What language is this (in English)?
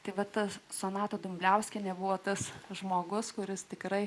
Lithuanian